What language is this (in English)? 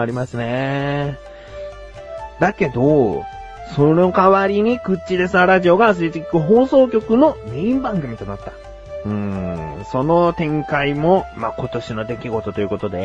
Japanese